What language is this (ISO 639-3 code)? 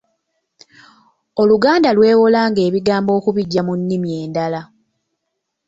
lug